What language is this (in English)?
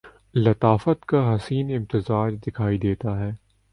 Urdu